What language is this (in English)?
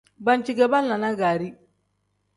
Tem